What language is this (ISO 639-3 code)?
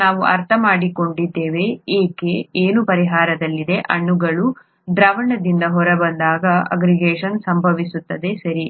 kan